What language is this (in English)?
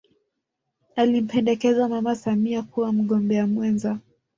Swahili